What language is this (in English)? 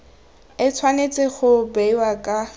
Tswana